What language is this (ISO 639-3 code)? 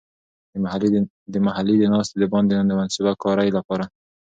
pus